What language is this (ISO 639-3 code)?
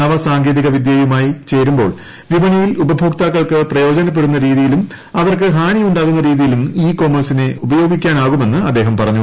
mal